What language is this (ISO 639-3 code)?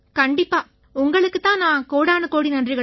tam